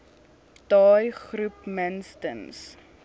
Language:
Afrikaans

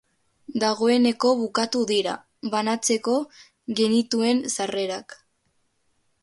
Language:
Basque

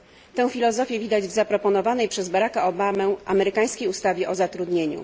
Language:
Polish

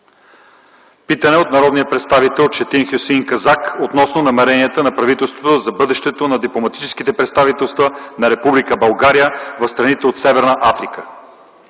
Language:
Bulgarian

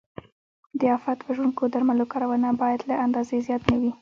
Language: Pashto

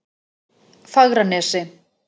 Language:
Icelandic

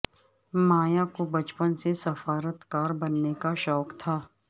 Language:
Urdu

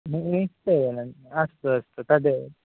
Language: Sanskrit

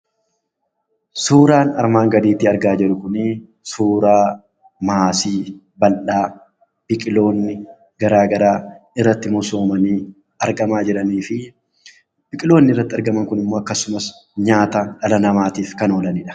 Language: Oromo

